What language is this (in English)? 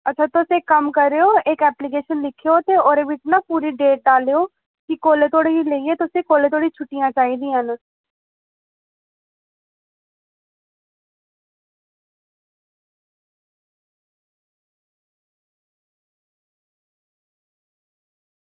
Dogri